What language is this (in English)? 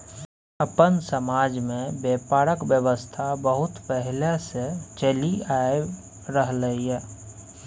Maithili